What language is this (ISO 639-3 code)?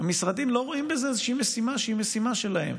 heb